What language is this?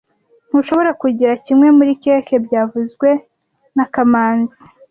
Kinyarwanda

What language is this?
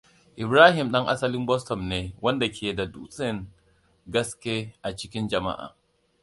Hausa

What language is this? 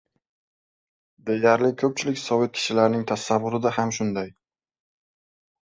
Uzbek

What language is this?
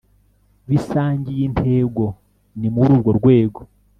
Kinyarwanda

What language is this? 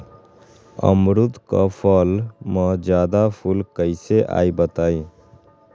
Magahi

